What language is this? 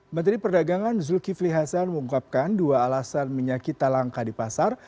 Indonesian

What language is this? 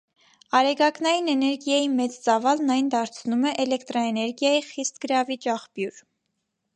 Armenian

